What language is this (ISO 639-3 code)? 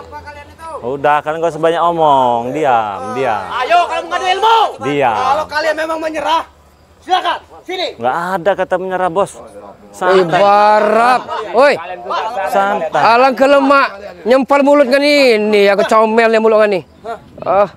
ind